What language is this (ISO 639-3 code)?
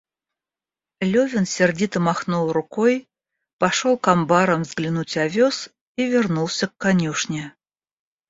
rus